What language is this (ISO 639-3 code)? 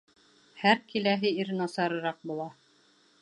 bak